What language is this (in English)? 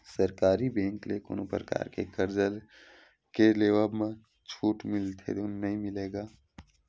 Chhattisgarhi